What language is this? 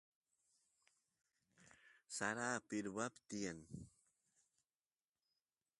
Santiago del Estero Quichua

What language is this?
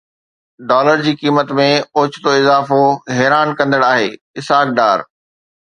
Sindhi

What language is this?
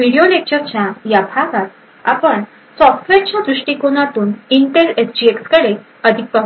Marathi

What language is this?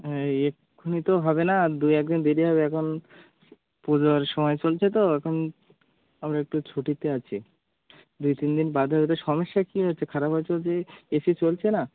Bangla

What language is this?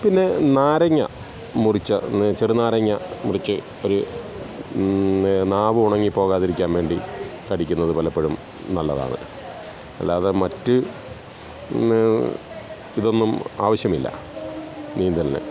Malayalam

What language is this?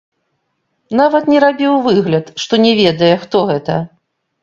Belarusian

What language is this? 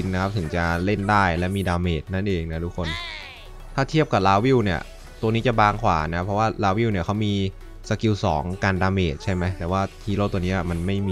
Thai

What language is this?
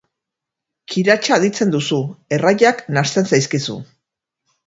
Basque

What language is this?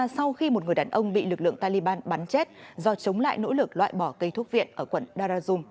Vietnamese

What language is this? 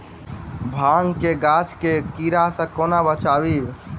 Maithili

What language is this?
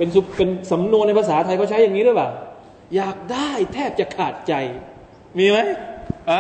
Thai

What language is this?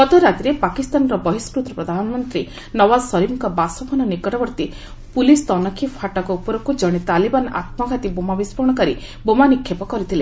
Odia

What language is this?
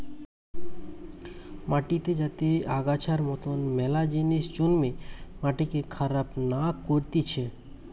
Bangla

